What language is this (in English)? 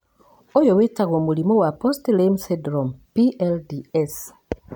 Kikuyu